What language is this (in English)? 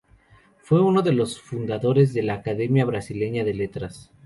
Spanish